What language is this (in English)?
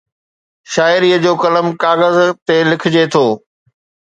Sindhi